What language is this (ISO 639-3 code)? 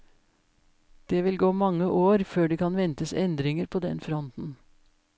nor